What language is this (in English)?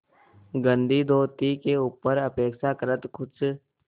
Hindi